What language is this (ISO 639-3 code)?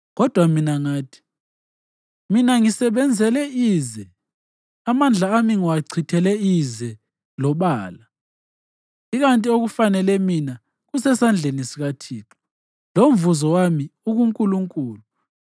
nde